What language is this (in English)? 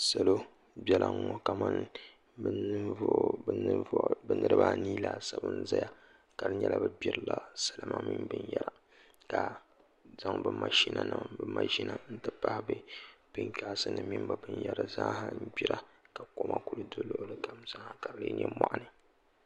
Dagbani